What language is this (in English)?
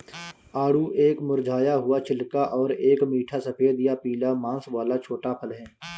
Hindi